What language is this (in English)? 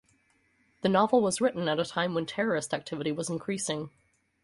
English